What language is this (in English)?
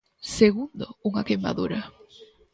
Galician